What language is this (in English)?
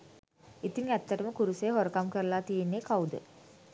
Sinhala